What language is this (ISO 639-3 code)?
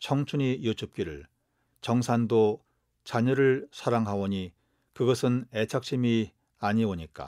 kor